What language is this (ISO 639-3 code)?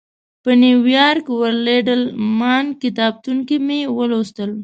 pus